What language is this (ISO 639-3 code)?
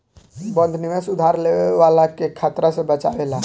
bho